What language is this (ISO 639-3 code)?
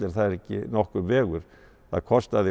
isl